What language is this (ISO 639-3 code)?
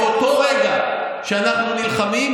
heb